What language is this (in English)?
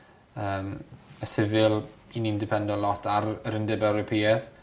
Welsh